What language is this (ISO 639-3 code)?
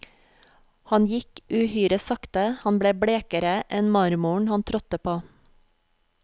nor